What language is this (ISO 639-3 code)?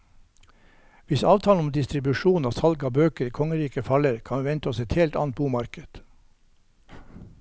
nor